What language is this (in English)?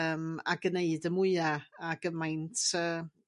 Welsh